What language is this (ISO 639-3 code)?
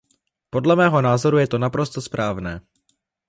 ces